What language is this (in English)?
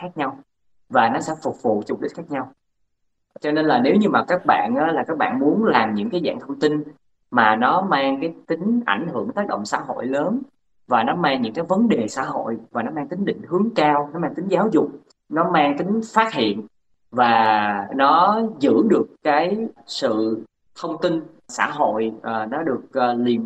Vietnamese